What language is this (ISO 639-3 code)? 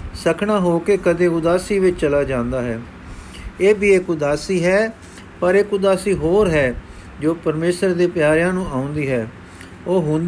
pan